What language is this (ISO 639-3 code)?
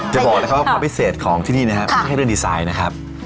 tha